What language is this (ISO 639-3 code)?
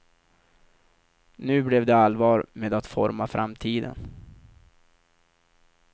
swe